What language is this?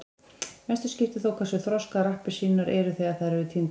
Icelandic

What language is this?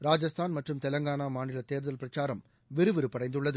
Tamil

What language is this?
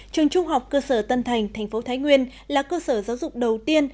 Vietnamese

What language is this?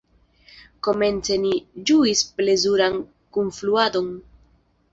Esperanto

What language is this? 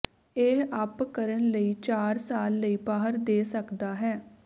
Punjabi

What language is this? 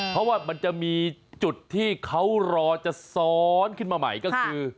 Thai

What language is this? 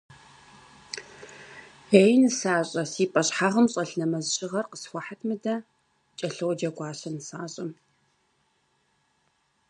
Kabardian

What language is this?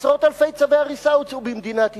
Hebrew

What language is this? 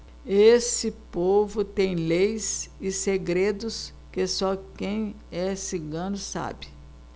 Portuguese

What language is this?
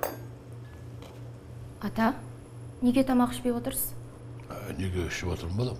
Turkish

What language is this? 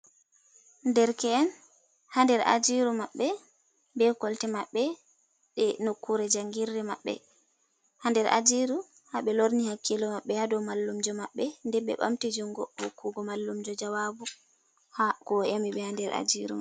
Fula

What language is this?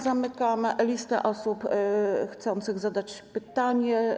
Polish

